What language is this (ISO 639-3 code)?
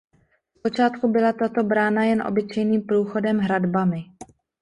ces